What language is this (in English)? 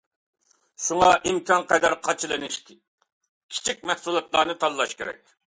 Uyghur